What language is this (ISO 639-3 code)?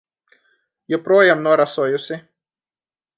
lav